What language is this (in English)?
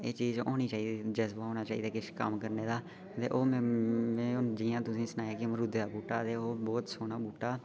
Dogri